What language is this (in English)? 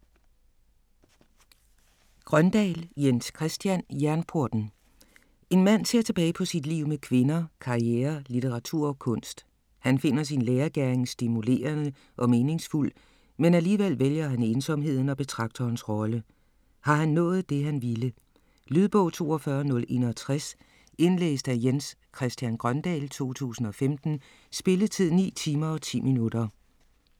Danish